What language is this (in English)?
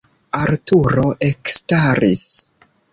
Esperanto